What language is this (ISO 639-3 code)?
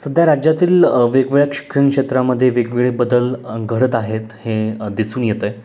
mar